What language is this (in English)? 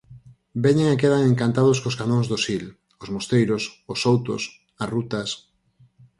Galician